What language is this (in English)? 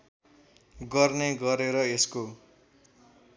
Nepali